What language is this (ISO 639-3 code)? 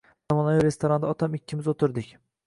uzb